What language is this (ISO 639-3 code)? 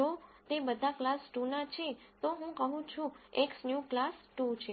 guj